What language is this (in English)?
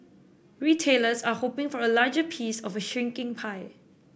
English